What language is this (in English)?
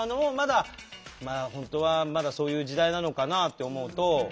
Japanese